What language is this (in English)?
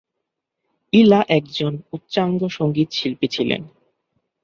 Bangla